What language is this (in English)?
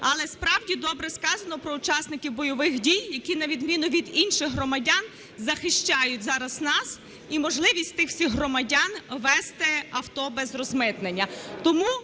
Ukrainian